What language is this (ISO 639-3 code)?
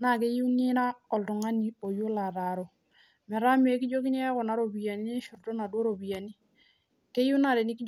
mas